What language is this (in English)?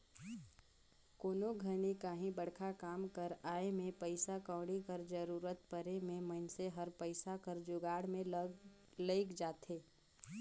Chhattisgarhi